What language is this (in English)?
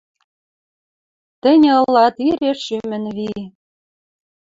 Western Mari